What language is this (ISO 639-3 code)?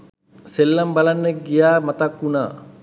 sin